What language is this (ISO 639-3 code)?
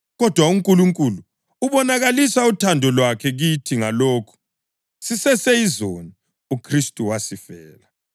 nde